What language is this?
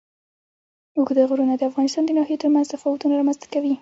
Pashto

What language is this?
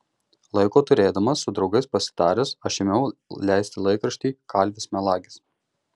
Lithuanian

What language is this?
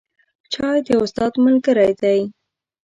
Pashto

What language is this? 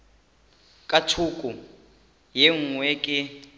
Northern Sotho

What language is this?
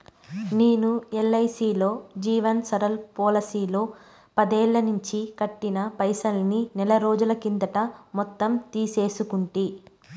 Telugu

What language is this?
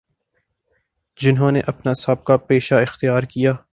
Urdu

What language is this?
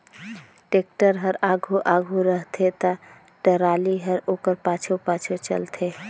Chhattisgarhi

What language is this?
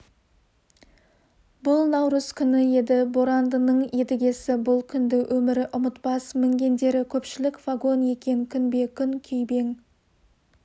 Kazakh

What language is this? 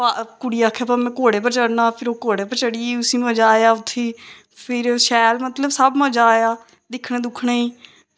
Dogri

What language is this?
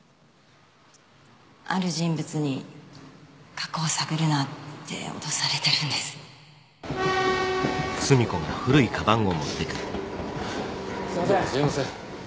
Japanese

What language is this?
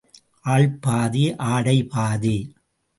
Tamil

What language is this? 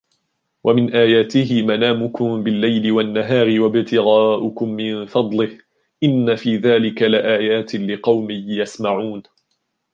Arabic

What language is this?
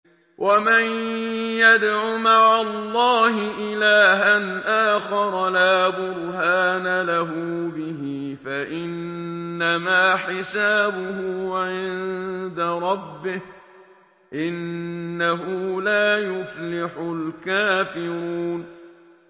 Arabic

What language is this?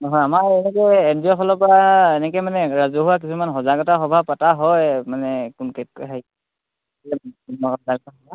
Assamese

